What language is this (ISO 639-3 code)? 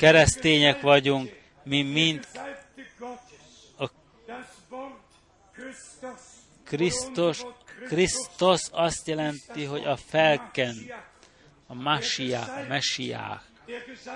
hun